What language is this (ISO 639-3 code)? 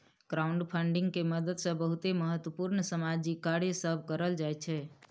mai